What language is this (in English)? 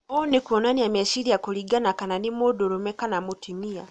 Kikuyu